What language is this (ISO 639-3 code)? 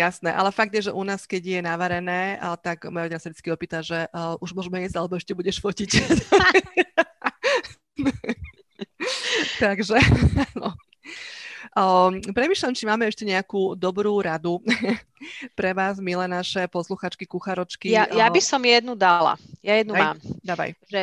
slk